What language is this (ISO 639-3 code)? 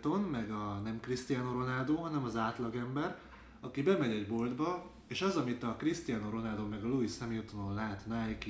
hun